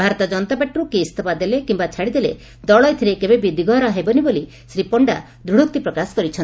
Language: Odia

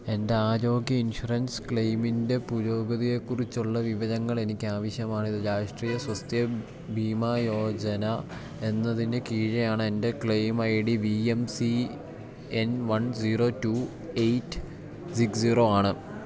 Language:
Malayalam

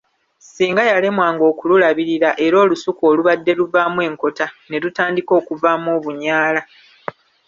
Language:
Ganda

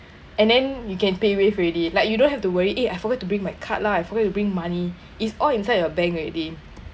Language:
English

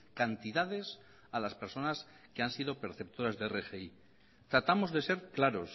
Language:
Spanish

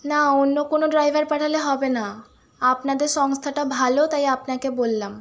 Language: Bangla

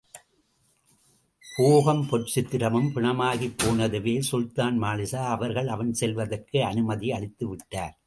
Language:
Tamil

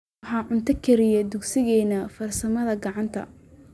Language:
Somali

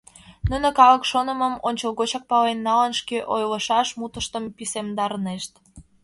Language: Mari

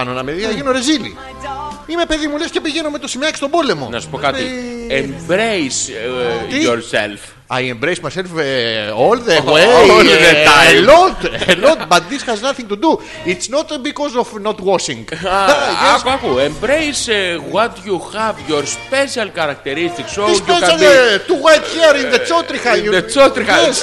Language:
Greek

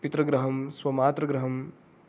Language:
Sanskrit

